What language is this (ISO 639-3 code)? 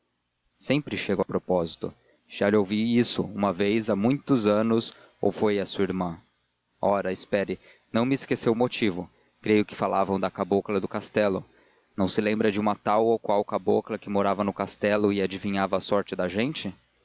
por